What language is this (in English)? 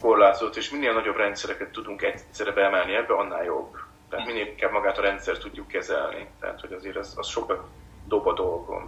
Hungarian